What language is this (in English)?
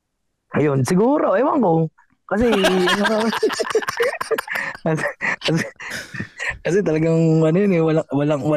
Filipino